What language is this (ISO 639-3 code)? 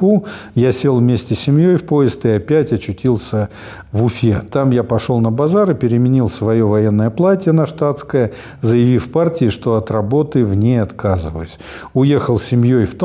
rus